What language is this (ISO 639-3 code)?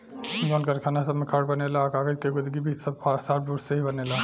bho